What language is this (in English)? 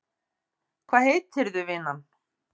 Icelandic